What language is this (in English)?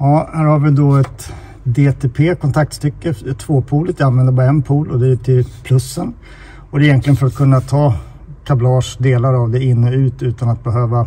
Swedish